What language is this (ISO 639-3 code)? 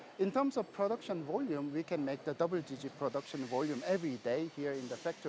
ind